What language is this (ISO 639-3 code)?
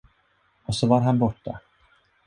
swe